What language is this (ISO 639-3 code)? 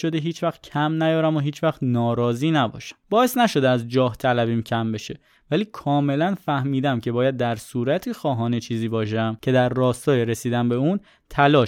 fas